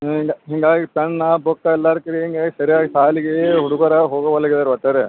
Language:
Kannada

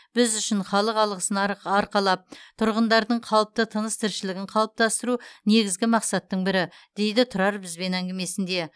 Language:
Kazakh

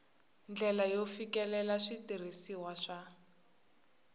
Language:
Tsonga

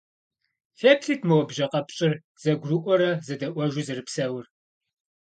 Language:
Kabardian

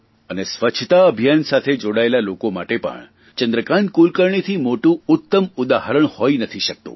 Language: Gujarati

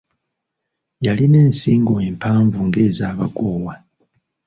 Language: Ganda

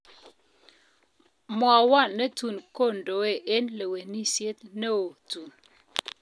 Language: Kalenjin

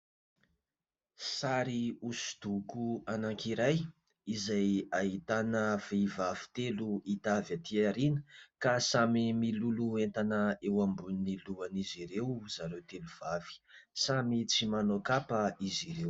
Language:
Malagasy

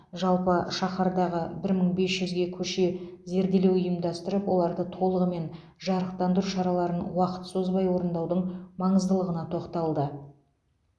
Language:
Kazakh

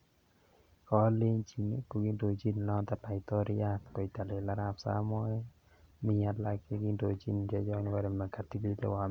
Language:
Kalenjin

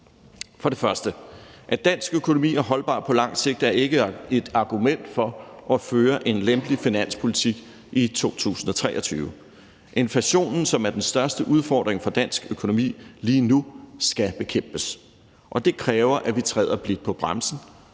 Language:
Danish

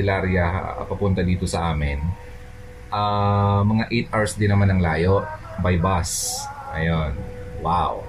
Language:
Filipino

